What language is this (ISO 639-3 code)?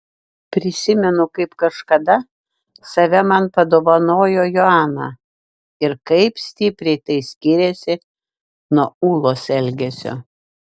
lit